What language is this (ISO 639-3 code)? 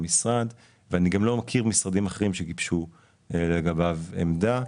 heb